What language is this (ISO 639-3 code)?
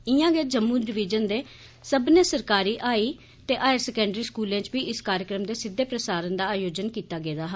doi